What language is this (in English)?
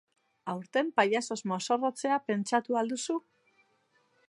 Basque